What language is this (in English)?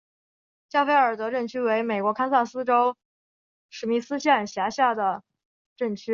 Chinese